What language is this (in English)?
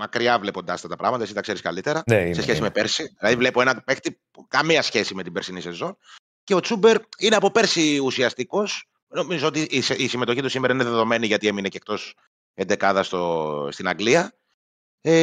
Greek